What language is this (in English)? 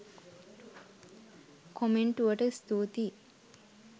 Sinhala